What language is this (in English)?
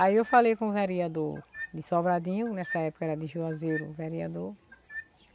Portuguese